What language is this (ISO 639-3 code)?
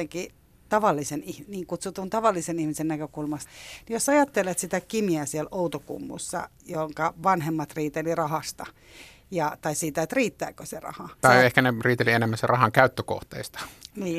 fin